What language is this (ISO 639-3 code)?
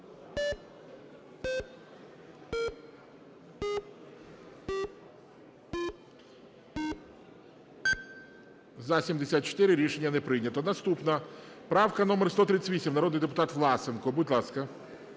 ukr